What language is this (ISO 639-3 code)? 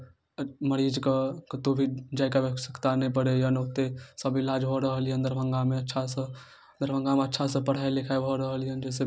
mai